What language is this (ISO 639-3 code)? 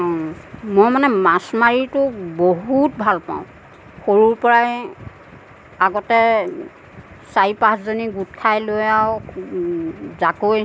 asm